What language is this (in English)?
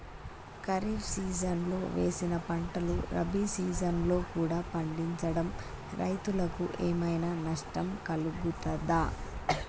Telugu